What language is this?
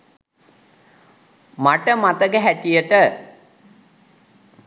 Sinhala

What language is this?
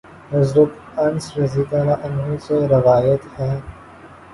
Urdu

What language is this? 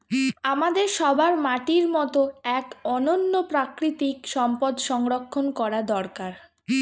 Bangla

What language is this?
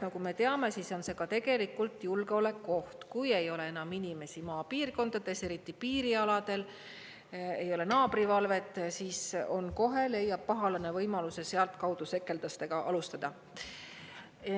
Estonian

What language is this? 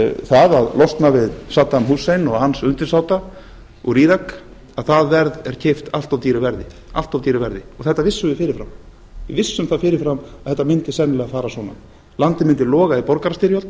Icelandic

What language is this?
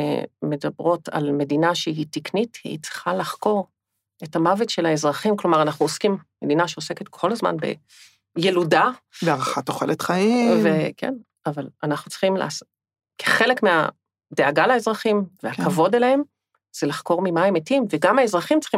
Hebrew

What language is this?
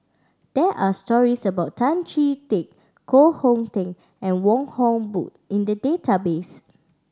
English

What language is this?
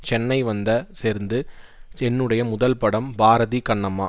Tamil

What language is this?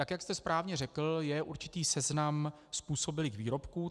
Czech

